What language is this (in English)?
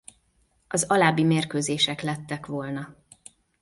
Hungarian